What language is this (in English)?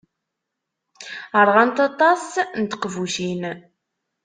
Kabyle